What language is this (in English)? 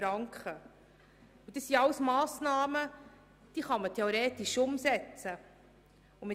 Swiss German